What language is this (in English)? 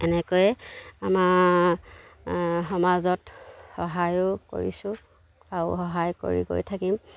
Assamese